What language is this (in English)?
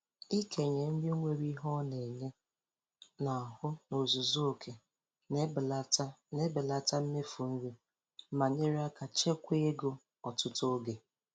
Igbo